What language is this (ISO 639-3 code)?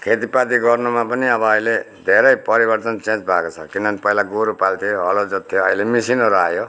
nep